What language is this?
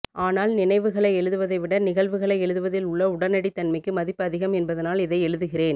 Tamil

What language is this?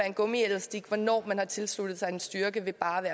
Danish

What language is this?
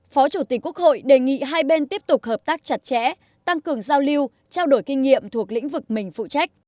Vietnamese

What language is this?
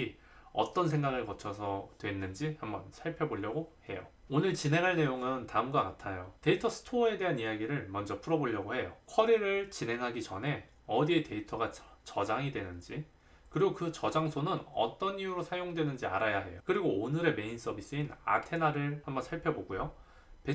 Korean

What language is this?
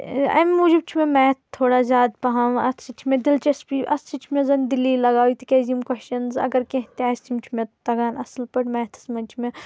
Kashmiri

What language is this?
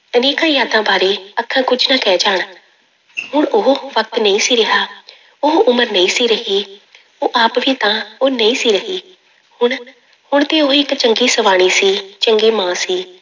Punjabi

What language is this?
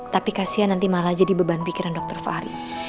Indonesian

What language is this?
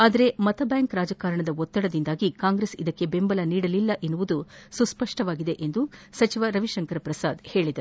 Kannada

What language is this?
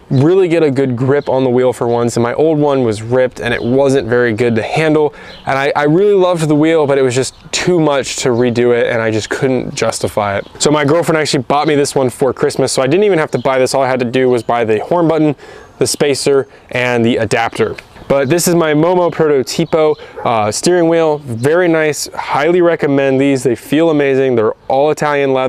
English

